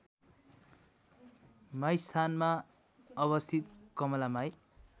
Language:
Nepali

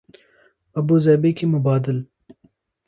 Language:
Urdu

